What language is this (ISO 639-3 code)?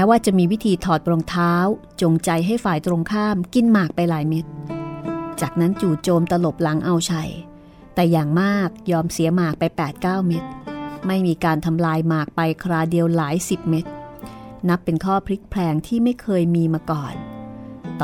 tha